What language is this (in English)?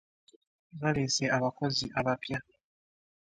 Ganda